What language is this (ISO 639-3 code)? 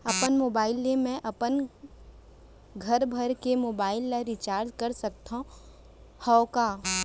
hne